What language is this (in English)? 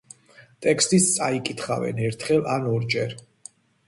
Georgian